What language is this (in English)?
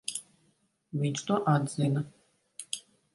Latvian